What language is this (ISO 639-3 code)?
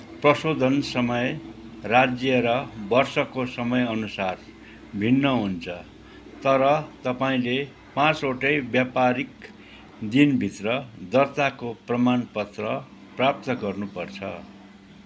nep